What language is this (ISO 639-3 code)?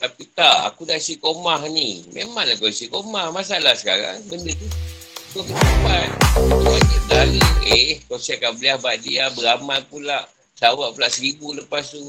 msa